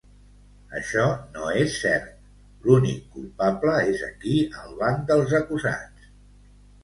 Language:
Catalan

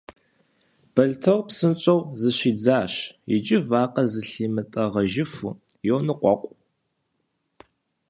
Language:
Kabardian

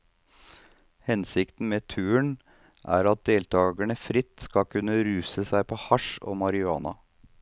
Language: Norwegian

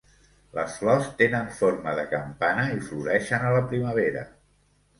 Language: Catalan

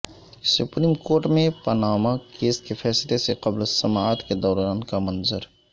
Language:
Urdu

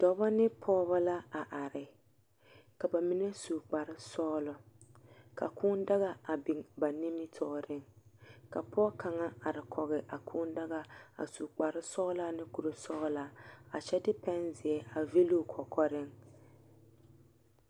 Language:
Southern Dagaare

